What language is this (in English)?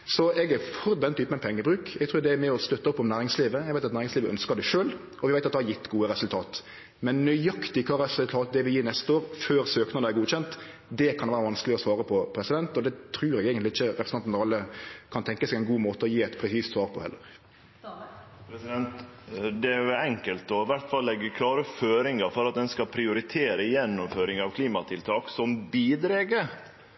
Norwegian Nynorsk